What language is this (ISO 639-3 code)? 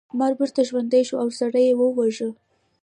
pus